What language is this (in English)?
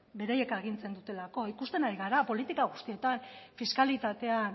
Basque